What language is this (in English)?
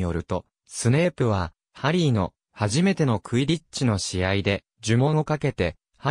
Japanese